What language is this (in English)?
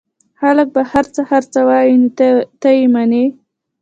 Pashto